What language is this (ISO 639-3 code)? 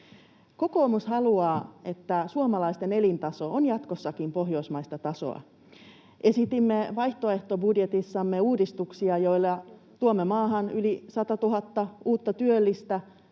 fin